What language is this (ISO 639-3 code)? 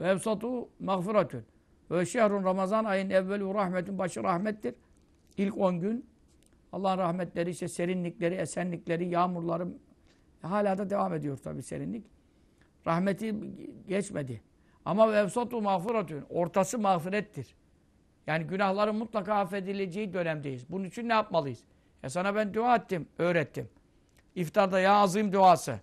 tur